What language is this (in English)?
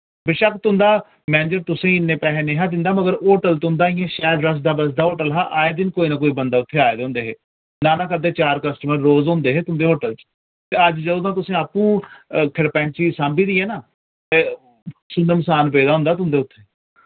Dogri